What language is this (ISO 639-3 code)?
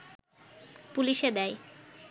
ben